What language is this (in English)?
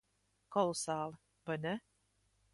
Latvian